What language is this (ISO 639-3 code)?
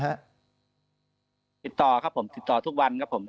tha